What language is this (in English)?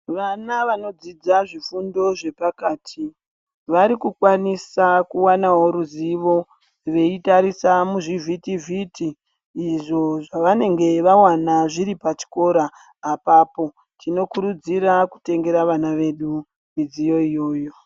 Ndau